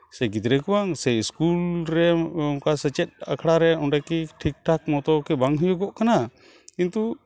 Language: Santali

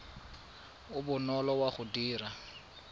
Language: Tswana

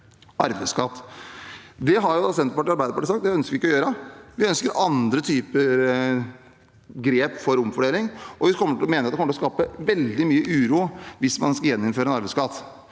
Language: Norwegian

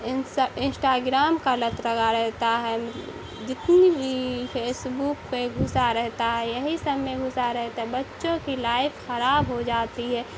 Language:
Urdu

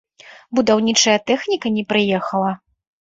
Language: Belarusian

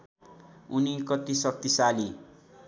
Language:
Nepali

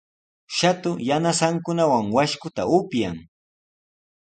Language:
Sihuas Ancash Quechua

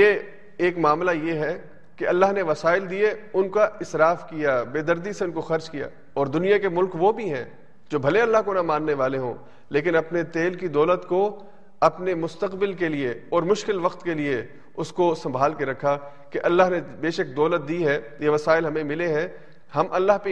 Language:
Urdu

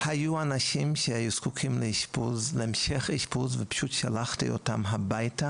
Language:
Hebrew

